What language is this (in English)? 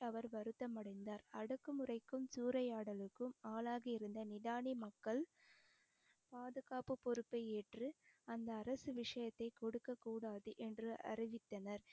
Tamil